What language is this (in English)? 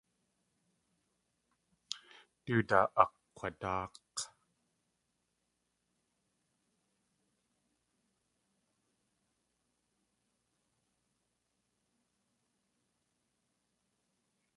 Tlingit